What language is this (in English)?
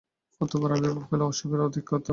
Bangla